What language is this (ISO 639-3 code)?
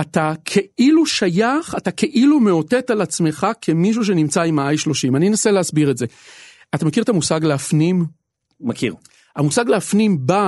heb